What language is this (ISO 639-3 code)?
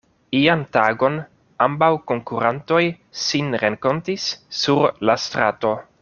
epo